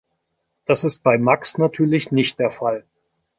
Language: German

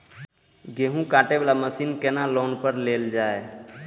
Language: Maithili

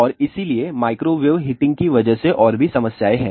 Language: Hindi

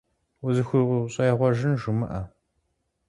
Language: Kabardian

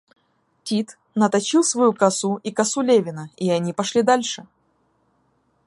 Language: Russian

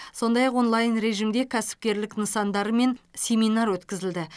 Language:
Kazakh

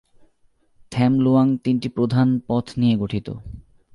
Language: Bangla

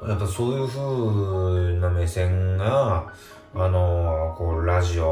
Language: Japanese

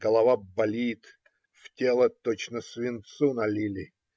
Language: Russian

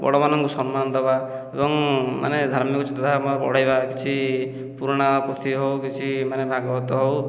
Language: Odia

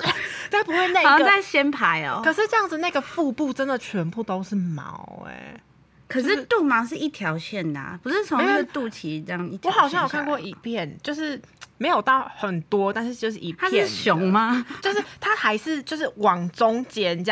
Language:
Chinese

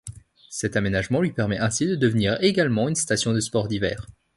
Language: French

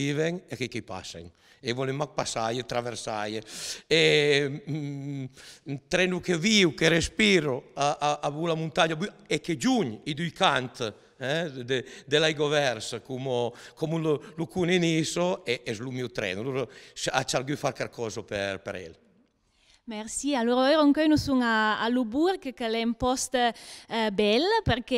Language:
Italian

